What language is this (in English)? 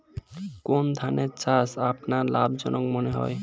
Bangla